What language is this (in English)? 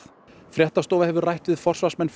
Icelandic